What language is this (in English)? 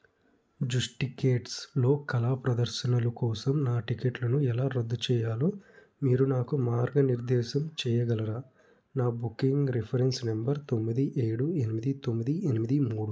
Telugu